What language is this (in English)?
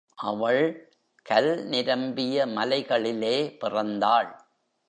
Tamil